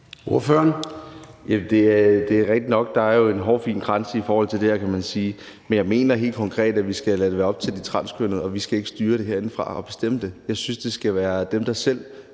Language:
Danish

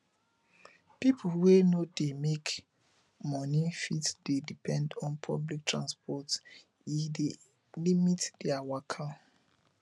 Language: Nigerian Pidgin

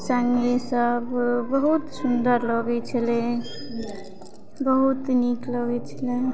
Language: Maithili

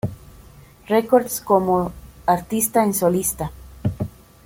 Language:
Spanish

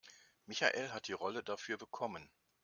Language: German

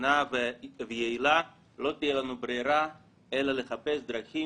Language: Hebrew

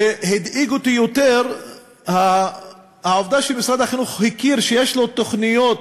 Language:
Hebrew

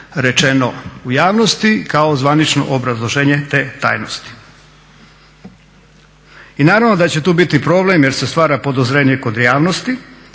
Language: Croatian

